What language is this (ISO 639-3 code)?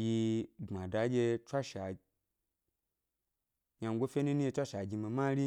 gby